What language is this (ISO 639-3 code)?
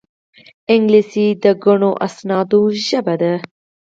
pus